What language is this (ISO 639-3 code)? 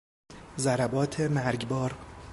fas